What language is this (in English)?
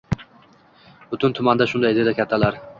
Uzbek